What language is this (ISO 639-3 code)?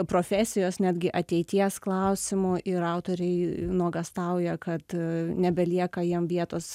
lit